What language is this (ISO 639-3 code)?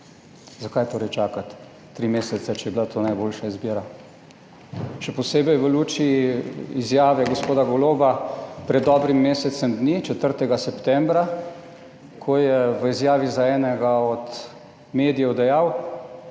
slv